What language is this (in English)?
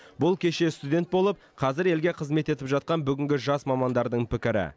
Kazakh